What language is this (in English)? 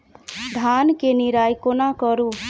Maithili